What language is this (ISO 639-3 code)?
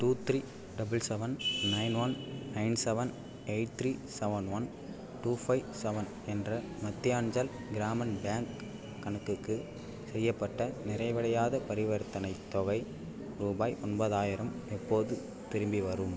tam